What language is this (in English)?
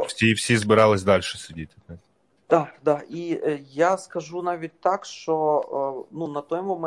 Ukrainian